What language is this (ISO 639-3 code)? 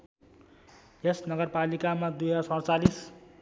nep